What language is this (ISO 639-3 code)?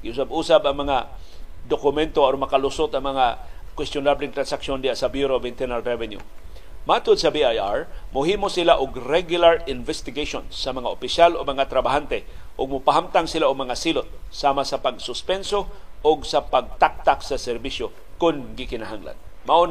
fil